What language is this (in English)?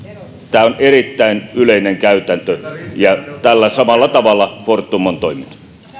Finnish